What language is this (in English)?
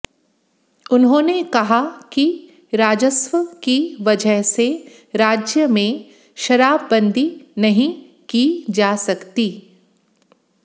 Hindi